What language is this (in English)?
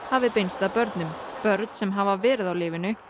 Icelandic